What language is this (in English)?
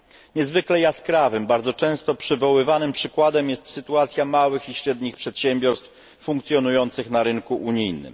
Polish